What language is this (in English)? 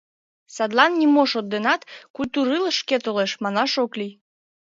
Mari